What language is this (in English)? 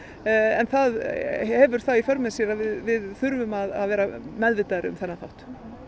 Icelandic